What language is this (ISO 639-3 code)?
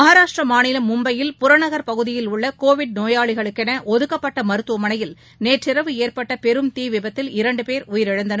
tam